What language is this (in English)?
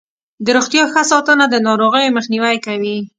Pashto